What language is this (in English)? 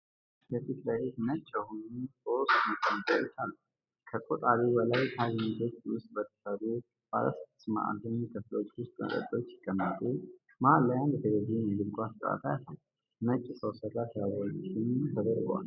Amharic